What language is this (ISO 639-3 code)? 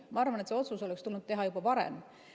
est